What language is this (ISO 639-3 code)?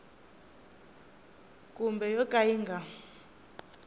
tso